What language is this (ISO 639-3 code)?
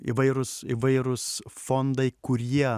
lit